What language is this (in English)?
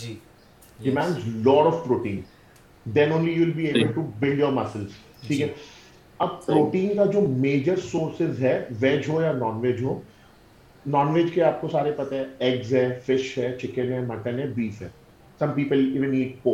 Urdu